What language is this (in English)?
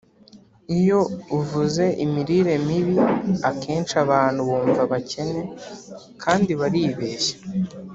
Kinyarwanda